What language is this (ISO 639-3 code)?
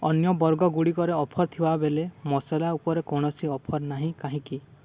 ori